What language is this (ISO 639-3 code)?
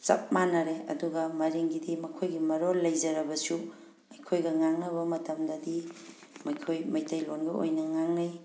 mni